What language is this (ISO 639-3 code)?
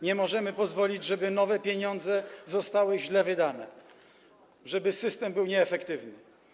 pol